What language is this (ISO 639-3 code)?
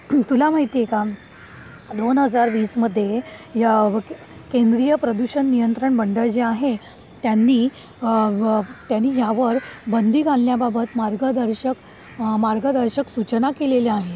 mar